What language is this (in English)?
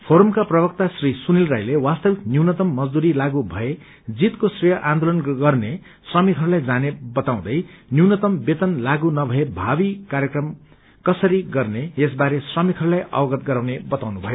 Nepali